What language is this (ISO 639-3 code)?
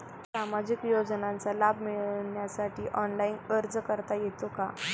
mar